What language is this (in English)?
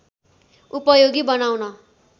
Nepali